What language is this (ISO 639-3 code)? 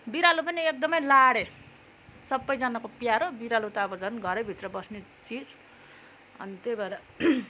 nep